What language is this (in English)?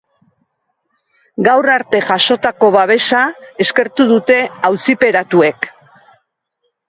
Basque